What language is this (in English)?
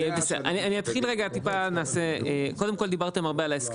Hebrew